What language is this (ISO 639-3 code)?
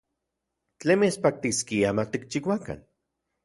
ncx